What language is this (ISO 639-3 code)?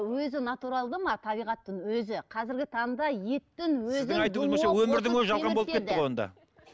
kaz